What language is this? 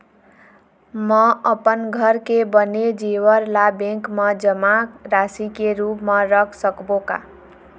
Chhattisgarhi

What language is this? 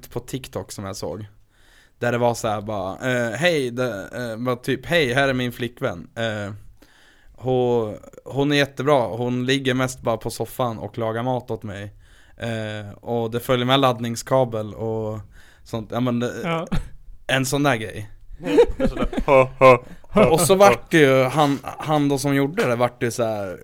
Swedish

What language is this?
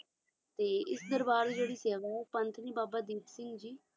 Punjabi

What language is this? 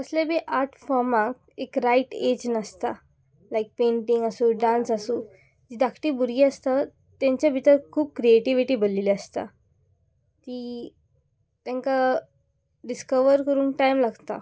Konkani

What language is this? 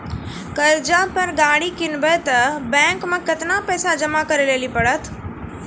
Maithili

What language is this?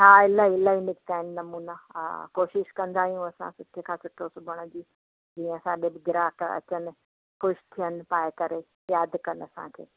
Sindhi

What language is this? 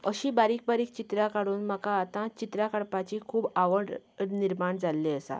Konkani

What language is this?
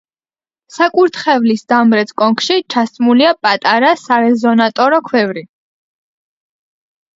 Georgian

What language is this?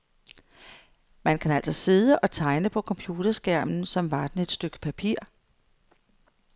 Danish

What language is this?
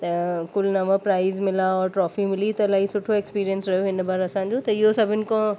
Sindhi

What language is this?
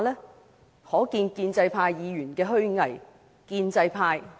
Cantonese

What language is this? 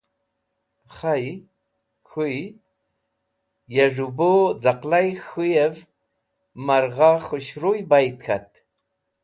Wakhi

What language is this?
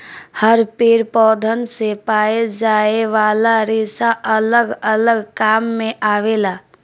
Bhojpuri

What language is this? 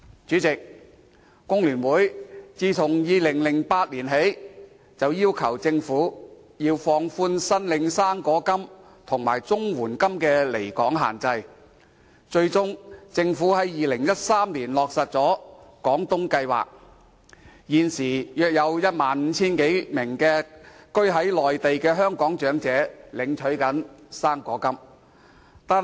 Cantonese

